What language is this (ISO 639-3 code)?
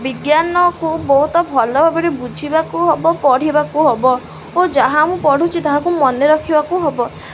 ori